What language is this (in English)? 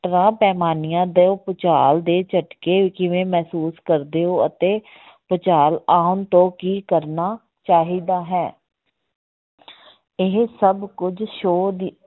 Punjabi